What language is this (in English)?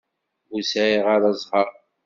Kabyle